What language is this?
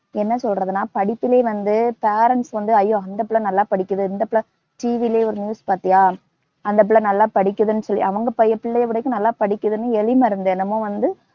Tamil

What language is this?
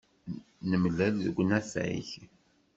Kabyle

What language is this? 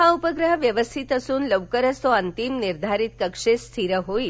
Marathi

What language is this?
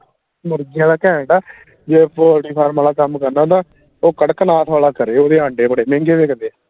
Punjabi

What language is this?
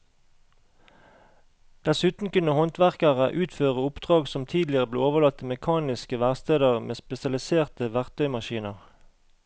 Norwegian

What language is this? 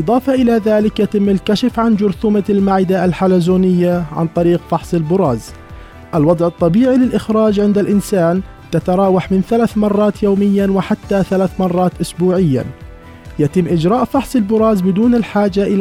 Arabic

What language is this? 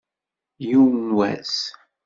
Kabyle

